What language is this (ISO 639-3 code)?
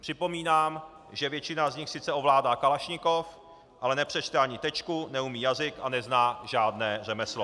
ces